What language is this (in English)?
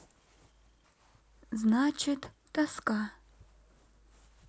Russian